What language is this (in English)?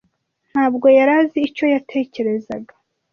Kinyarwanda